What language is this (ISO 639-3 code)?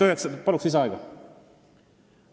est